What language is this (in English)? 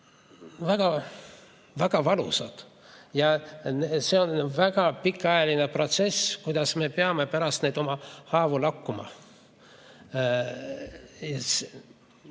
Estonian